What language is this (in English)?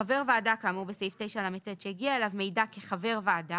Hebrew